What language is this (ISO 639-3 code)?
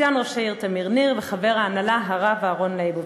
heb